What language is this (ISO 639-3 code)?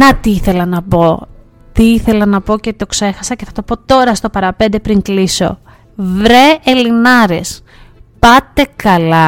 ell